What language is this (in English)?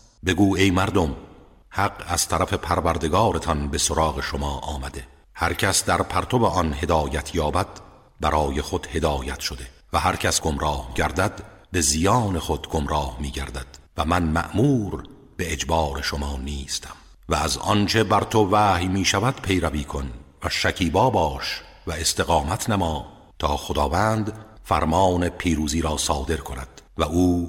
Persian